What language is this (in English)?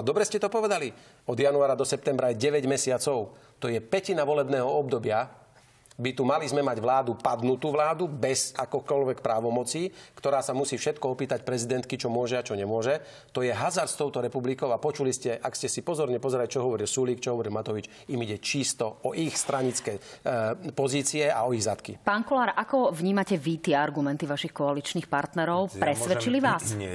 Slovak